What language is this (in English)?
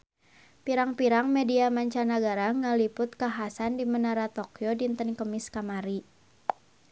Sundanese